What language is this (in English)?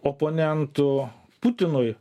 Lithuanian